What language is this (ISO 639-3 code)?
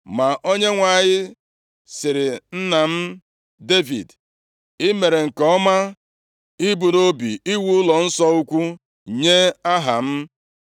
ibo